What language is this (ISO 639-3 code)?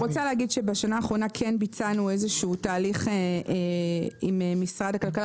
heb